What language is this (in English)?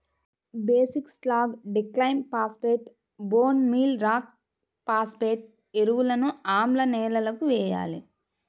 Telugu